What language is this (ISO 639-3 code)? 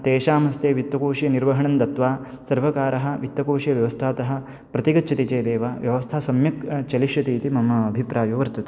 san